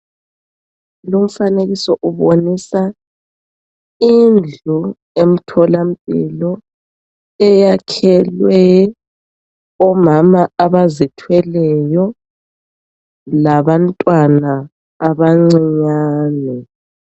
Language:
North Ndebele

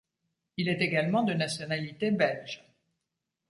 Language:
French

